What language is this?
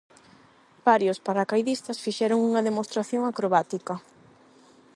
Galician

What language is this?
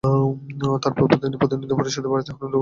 Bangla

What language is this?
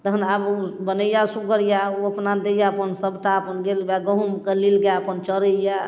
Maithili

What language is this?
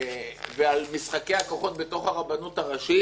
Hebrew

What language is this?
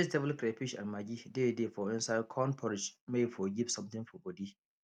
Nigerian Pidgin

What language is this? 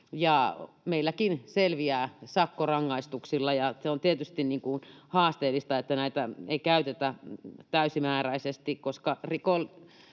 Finnish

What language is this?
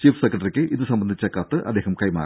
Malayalam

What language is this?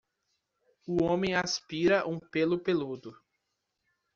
Portuguese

